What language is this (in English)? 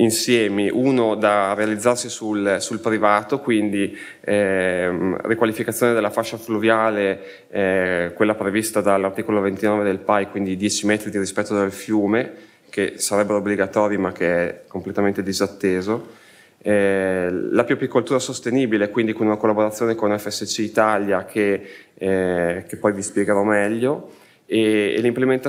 Italian